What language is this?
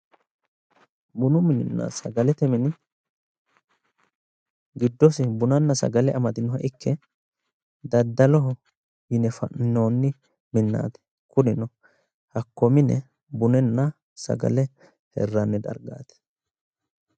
Sidamo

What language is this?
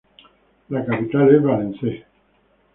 Spanish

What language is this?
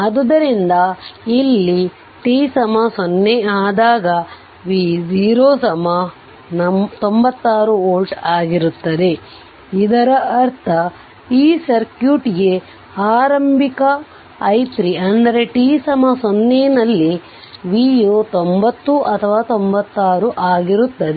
Kannada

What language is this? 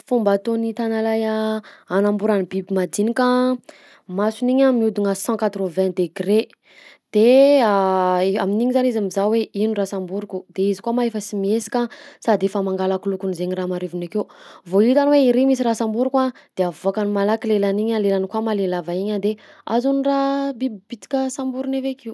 Southern Betsimisaraka Malagasy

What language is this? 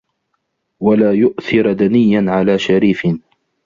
Arabic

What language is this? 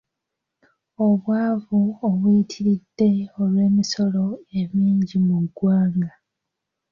Ganda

